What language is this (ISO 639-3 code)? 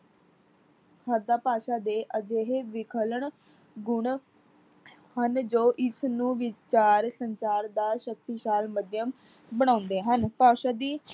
pan